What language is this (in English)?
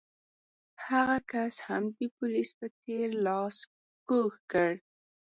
Pashto